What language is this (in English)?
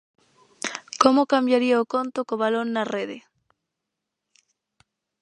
Galician